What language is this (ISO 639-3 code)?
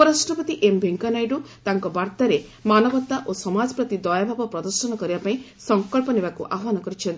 ori